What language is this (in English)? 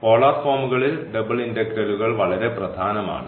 Malayalam